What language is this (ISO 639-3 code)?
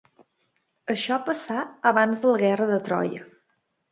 cat